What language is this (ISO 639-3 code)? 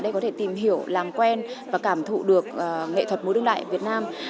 vie